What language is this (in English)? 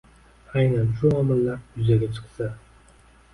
Uzbek